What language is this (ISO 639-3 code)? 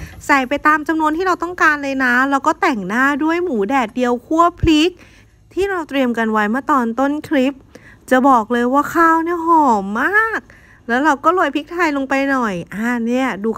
tha